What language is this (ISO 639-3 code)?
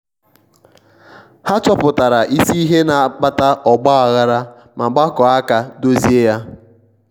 ibo